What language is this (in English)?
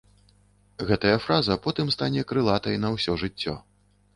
Belarusian